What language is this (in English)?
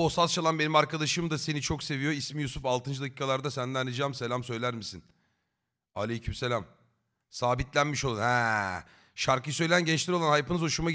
Turkish